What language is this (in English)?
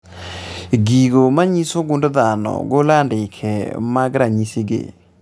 Luo (Kenya and Tanzania)